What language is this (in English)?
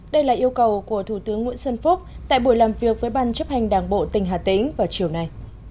Vietnamese